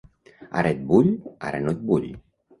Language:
Catalan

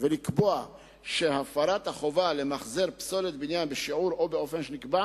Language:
Hebrew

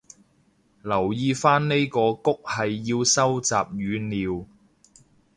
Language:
Cantonese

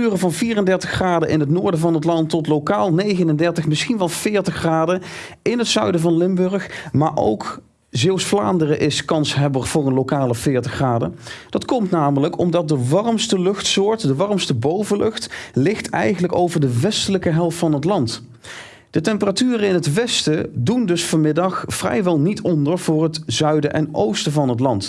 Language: Dutch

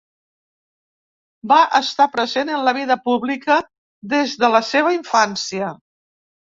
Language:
Catalan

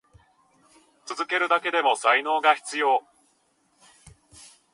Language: Japanese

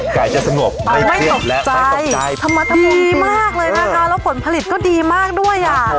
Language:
Thai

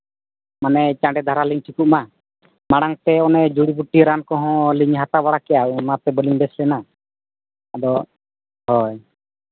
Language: Santali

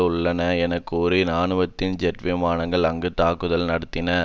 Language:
Tamil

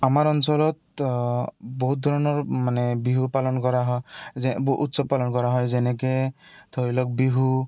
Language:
Assamese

